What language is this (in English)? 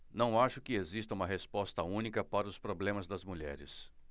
Portuguese